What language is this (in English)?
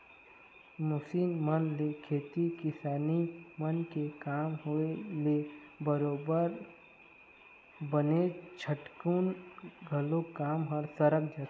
Chhattisgarhi